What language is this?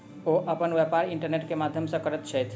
Maithili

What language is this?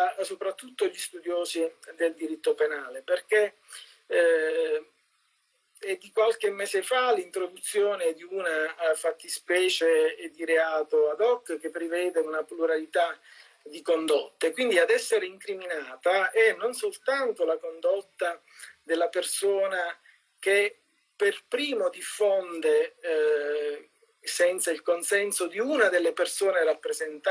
Italian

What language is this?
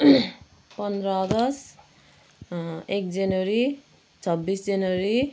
Nepali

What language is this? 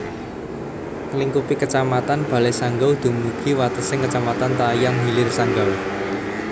Javanese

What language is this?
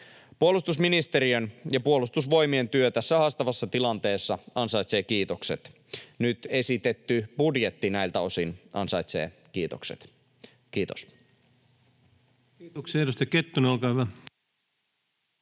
Finnish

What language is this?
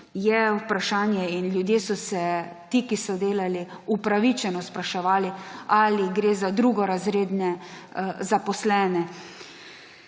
Slovenian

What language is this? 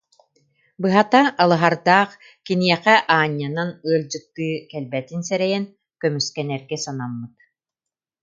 Yakut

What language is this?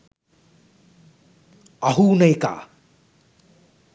Sinhala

